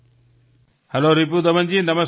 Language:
Gujarati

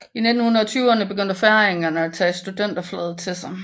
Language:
Danish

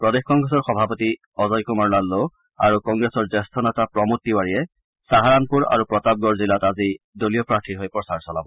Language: Assamese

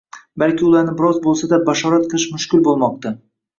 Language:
Uzbek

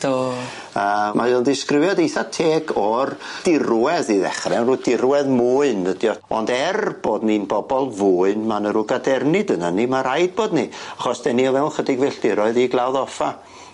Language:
Welsh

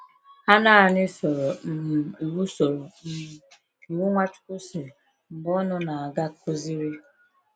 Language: Igbo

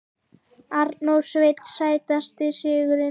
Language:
Icelandic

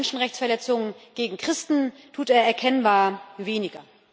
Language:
German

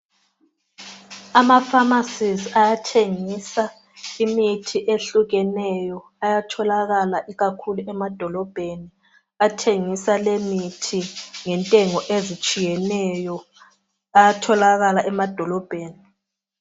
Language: North Ndebele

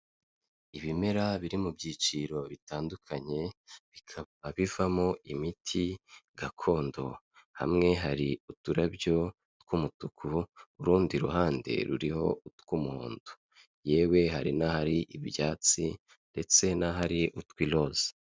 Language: Kinyarwanda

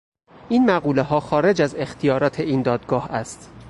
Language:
Persian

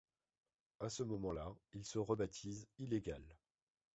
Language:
French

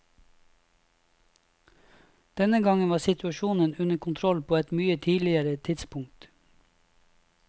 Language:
Norwegian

